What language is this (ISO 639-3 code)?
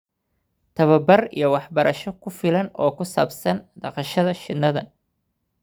som